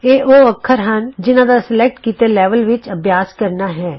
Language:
Punjabi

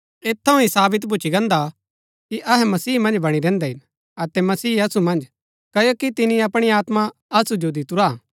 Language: Gaddi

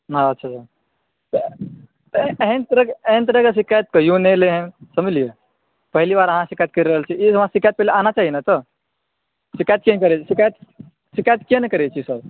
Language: Maithili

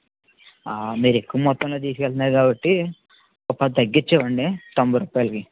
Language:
Telugu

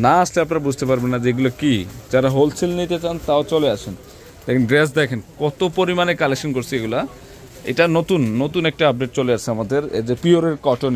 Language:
Romanian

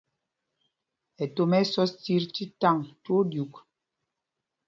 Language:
Mpumpong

